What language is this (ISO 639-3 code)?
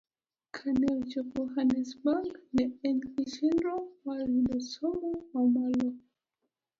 luo